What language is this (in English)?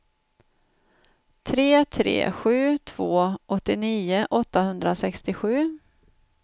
Swedish